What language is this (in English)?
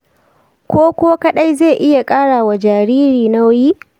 Hausa